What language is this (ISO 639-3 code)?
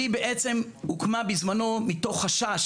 heb